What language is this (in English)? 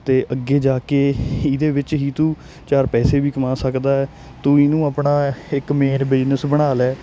Punjabi